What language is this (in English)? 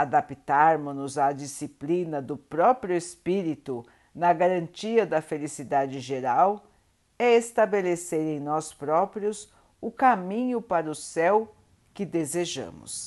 Portuguese